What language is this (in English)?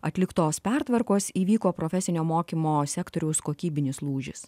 Lithuanian